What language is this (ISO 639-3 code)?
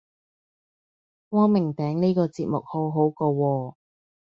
yue